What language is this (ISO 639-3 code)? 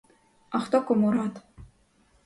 ukr